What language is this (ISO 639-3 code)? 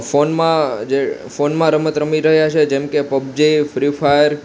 guj